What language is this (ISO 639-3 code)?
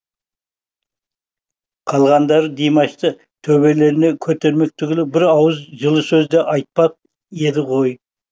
kaz